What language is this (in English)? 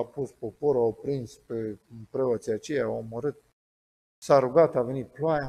Romanian